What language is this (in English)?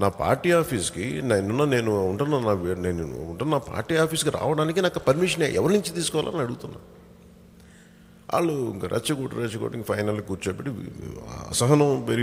Hindi